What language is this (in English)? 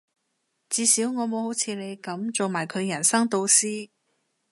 Cantonese